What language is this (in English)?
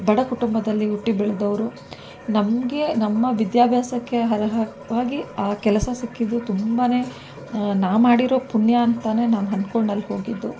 Kannada